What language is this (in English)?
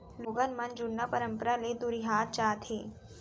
Chhattisgarhi